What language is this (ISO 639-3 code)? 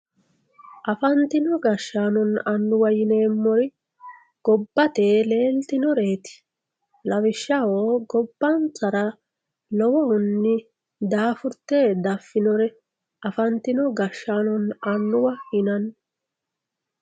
sid